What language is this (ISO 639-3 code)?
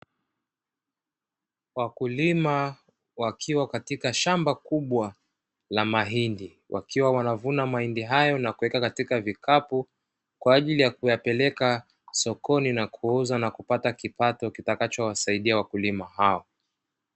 swa